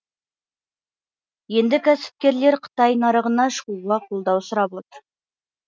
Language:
Kazakh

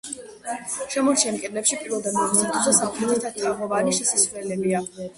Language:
Georgian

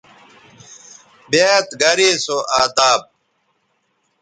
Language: Bateri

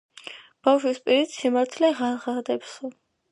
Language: Georgian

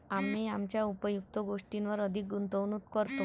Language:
Marathi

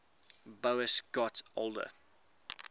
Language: English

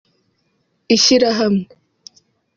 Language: Kinyarwanda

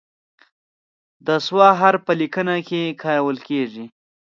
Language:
Pashto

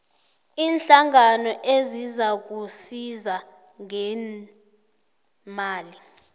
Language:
South Ndebele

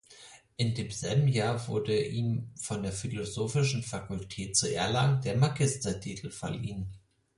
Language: German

